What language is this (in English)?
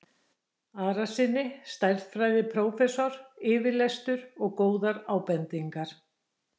Icelandic